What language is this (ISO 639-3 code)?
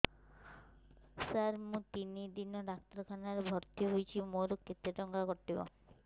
ori